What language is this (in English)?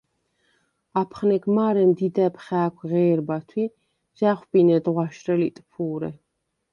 Svan